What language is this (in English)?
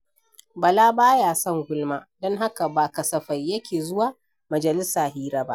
Hausa